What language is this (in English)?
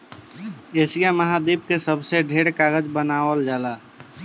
Bhojpuri